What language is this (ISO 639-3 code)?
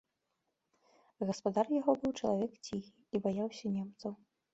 bel